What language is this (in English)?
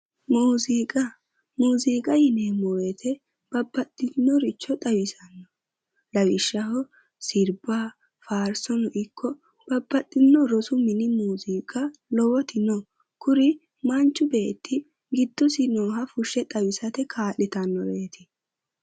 Sidamo